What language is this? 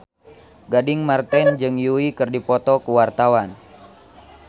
Sundanese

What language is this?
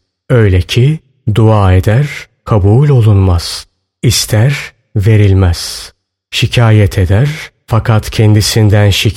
Turkish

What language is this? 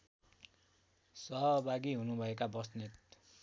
Nepali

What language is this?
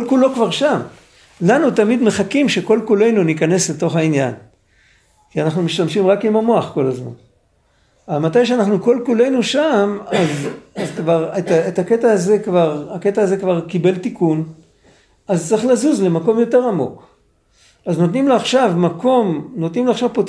Hebrew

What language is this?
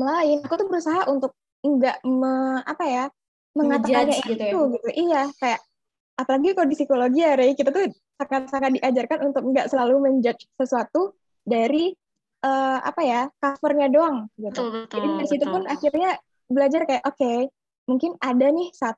Indonesian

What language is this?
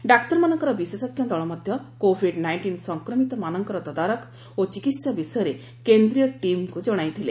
Odia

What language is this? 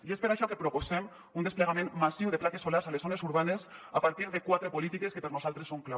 Catalan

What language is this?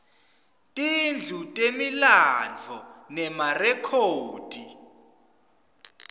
Swati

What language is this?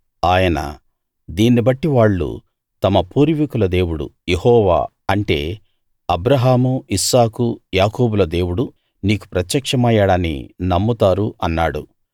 Telugu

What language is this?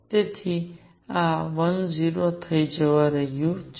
Gujarati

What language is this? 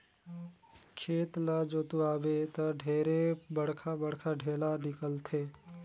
Chhattisgarhi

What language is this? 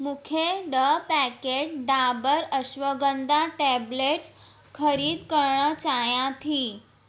Sindhi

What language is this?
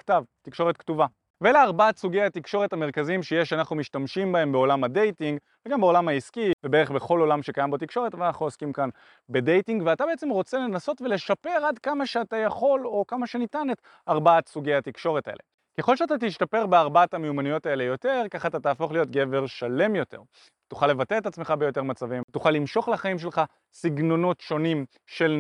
Hebrew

